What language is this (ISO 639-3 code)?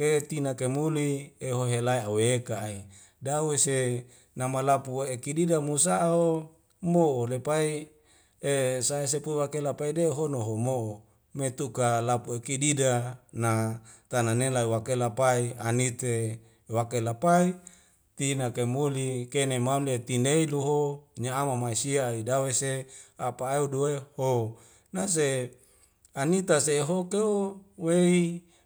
weo